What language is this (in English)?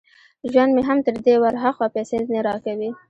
Pashto